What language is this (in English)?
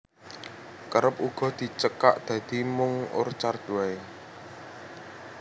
Javanese